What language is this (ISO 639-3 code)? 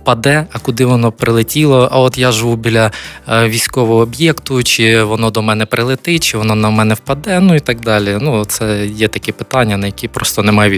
ukr